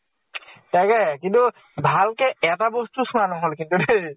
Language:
Assamese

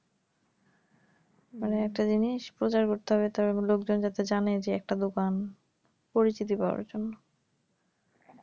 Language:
Bangla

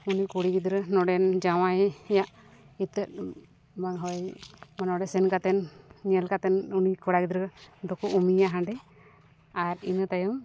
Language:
Santali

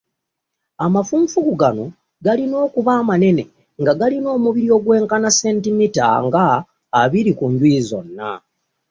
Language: Ganda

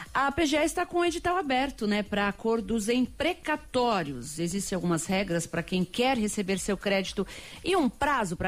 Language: Portuguese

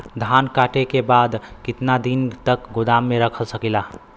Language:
Bhojpuri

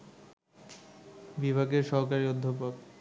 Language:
Bangla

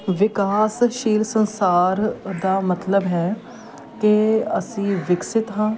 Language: Punjabi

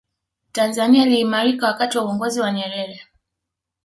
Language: Swahili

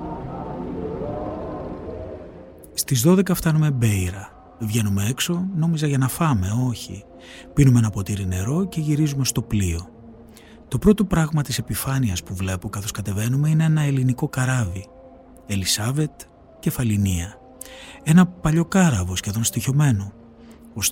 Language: Greek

